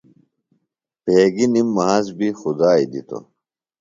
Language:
Phalura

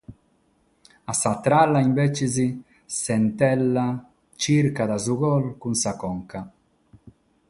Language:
Sardinian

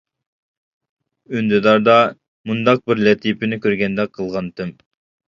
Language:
Uyghur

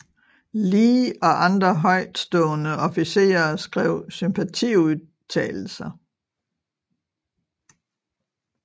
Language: Danish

